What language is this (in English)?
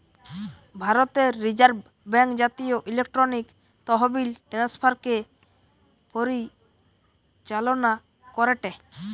Bangla